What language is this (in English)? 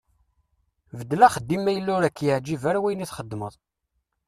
Kabyle